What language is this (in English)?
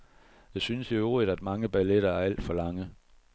Danish